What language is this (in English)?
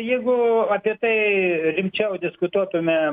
Lithuanian